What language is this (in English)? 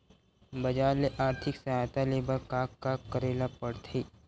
Chhattisgarhi